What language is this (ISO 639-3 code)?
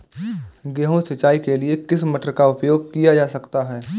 hin